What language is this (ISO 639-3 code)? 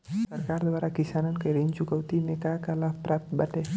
bho